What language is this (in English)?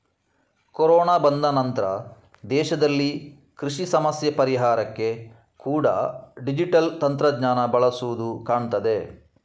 Kannada